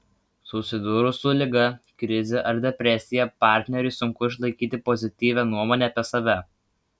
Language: Lithuanian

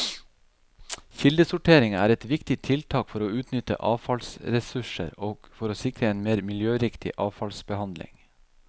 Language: Norwegian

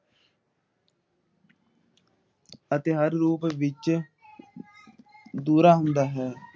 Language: Punjabi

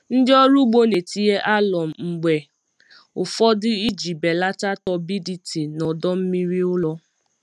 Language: Igbo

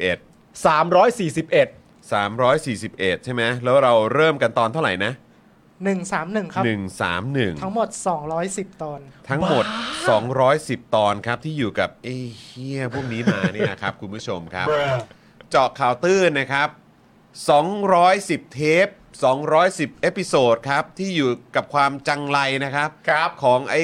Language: Thai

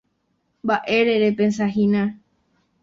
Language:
Guarani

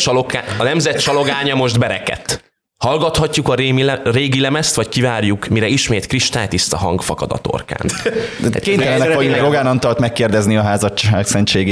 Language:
Hungarian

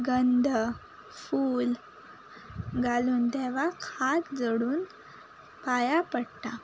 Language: Konkani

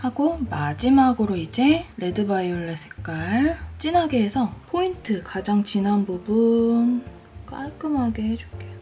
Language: Korean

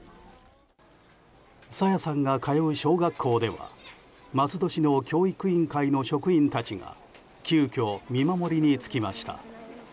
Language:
Japanese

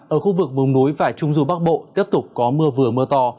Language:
Vietnamese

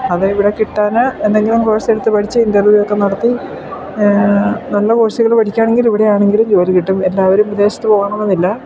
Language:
Malayalam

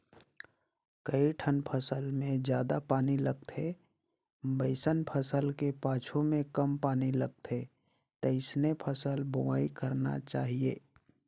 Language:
Chhattisgarhi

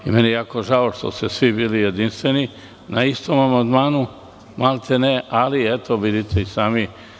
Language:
Serbian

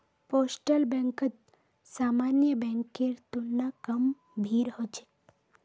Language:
Magahi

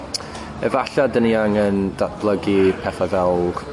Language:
Welsh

